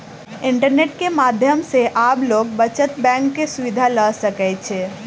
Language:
Maithili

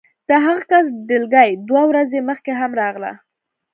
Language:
Pashto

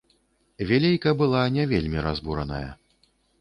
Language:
Belarusian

